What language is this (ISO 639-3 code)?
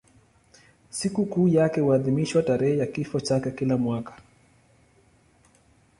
swa